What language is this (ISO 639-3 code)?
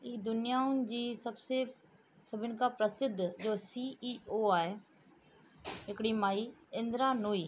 snd